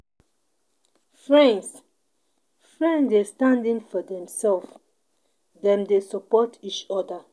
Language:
Nigerian Pidgin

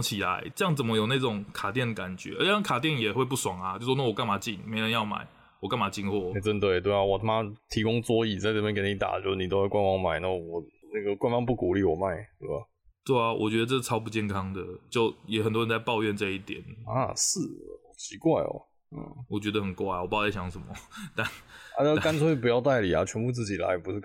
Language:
Chinese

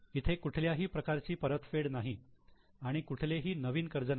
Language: Marathi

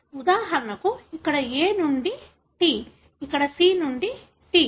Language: Telugu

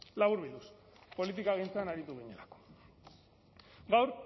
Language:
Basque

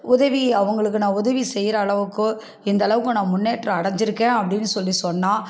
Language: Tamil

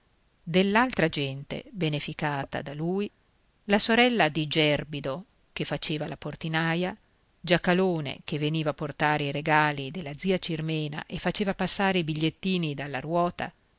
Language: Italian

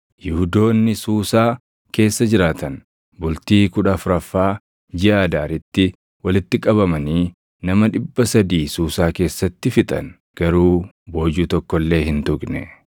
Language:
Oromo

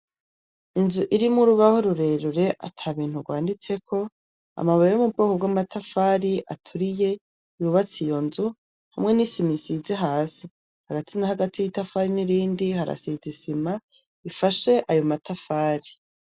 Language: Rundi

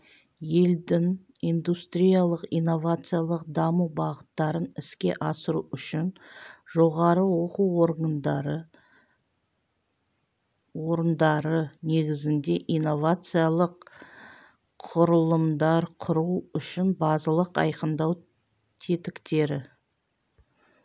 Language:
Kazakh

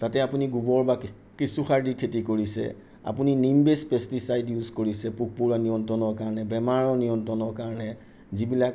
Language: Assamese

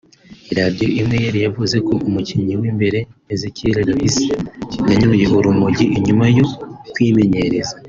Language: Kinyarwanda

